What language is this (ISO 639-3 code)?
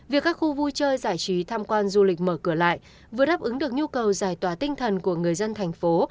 vie